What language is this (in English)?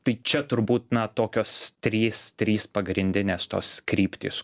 Lithuanian